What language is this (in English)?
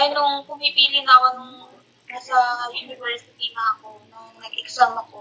Filipino